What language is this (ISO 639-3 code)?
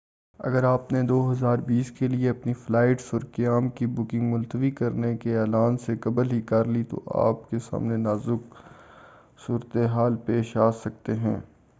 urd